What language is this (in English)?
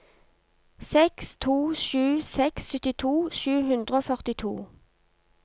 Norwegian